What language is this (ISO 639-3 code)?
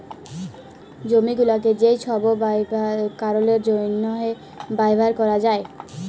ben